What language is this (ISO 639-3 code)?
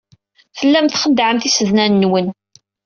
kab